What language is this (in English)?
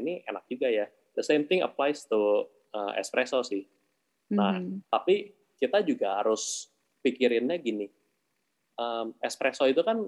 Indonesian